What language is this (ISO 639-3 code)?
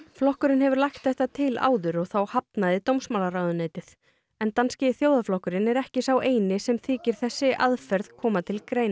isl